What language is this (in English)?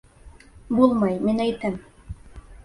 Bashkir